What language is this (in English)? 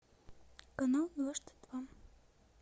Russian